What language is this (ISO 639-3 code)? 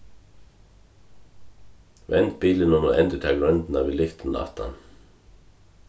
fao